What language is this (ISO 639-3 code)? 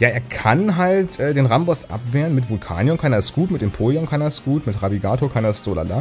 deu